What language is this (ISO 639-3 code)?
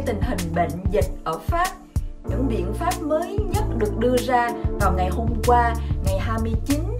vie